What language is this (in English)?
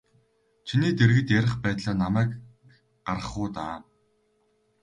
Mongolian